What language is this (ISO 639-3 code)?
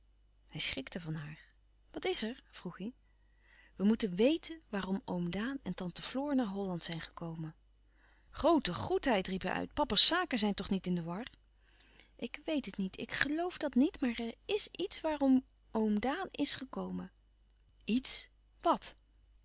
nld